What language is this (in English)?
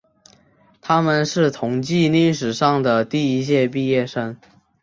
Chinese